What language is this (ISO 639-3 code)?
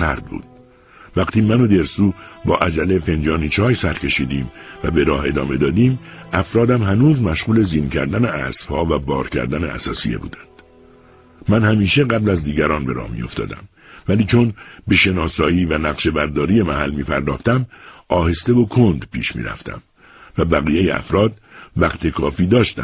fas